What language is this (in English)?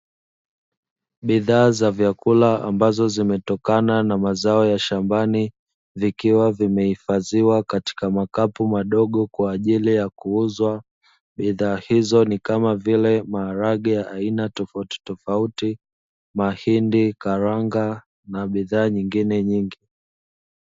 Swahili